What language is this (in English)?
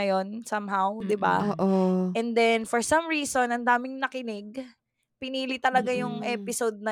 Filipino